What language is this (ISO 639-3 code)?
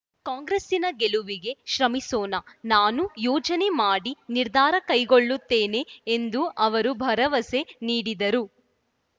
kan